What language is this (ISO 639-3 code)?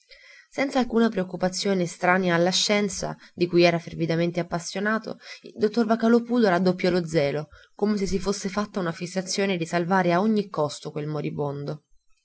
ita